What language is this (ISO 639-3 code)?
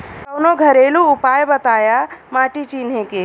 bho